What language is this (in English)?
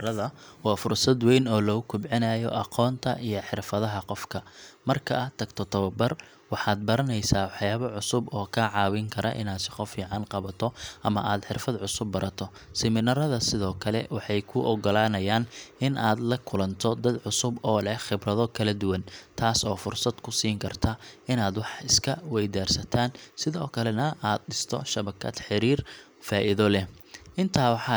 Somali